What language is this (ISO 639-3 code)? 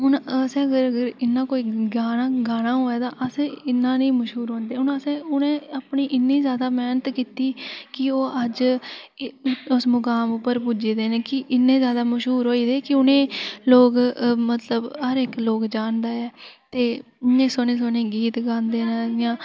doi